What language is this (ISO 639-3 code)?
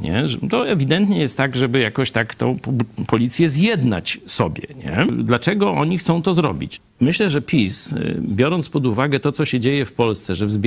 pol